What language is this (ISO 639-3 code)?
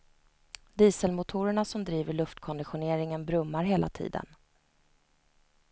swe